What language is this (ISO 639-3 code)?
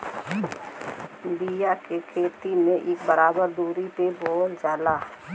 bho